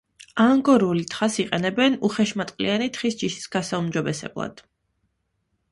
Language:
Georgian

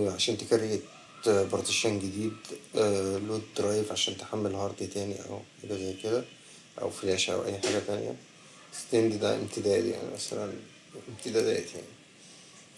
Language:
Arabic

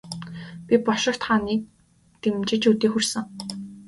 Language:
Mongolian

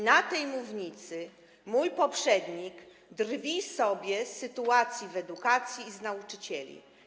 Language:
Polish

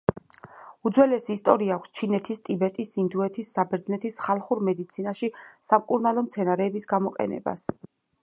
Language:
Georgian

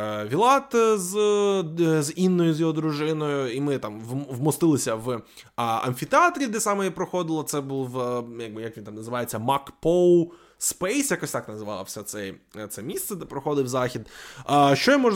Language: Ukrainian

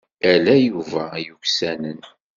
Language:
Kabyle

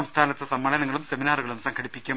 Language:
Malayalam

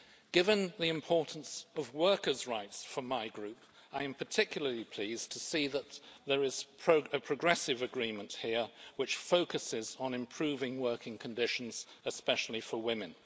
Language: English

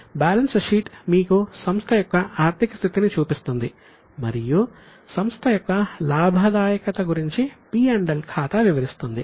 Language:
Telugu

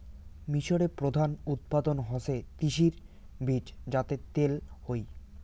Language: Bangla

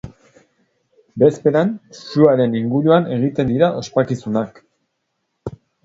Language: Basque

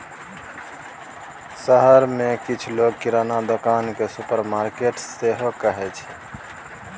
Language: Maithili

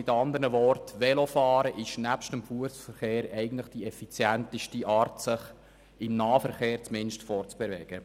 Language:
Swiss German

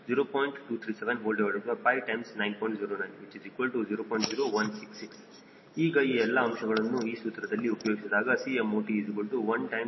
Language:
Kannada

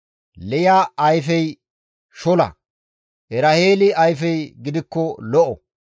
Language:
Gamo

